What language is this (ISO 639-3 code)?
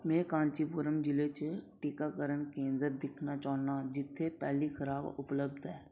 doi